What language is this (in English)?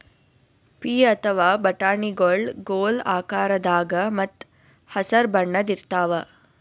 Kannada